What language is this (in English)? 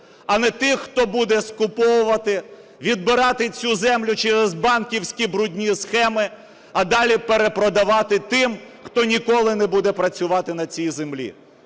Ukrainian